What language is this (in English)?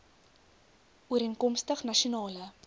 Afrikaans